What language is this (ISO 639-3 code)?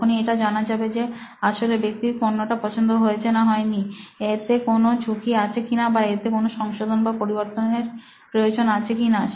ben